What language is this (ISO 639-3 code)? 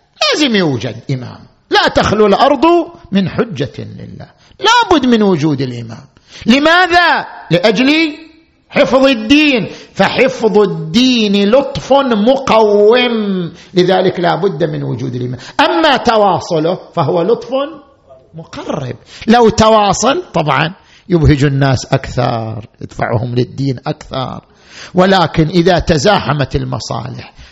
ara